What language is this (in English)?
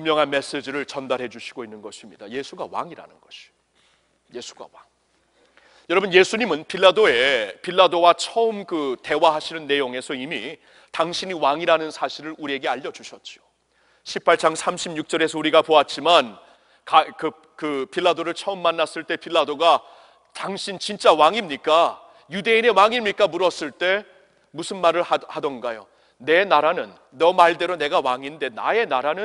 Korean